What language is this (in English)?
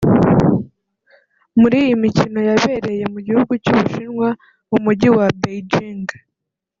Kinyarwanda